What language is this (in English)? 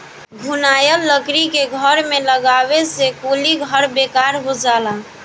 Bhojpuri